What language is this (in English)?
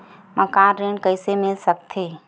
Chhattisgarhi